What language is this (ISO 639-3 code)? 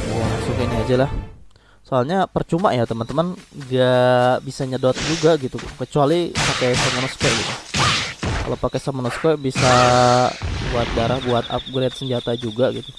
ind